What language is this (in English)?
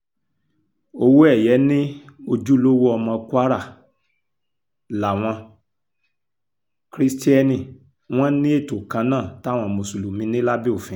Yoruba